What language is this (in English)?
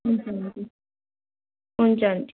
Nepali